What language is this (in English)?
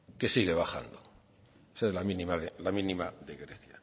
Spanish